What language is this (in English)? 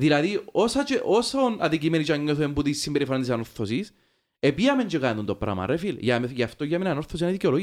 Greek